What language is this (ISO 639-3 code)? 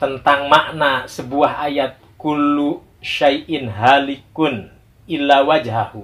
ind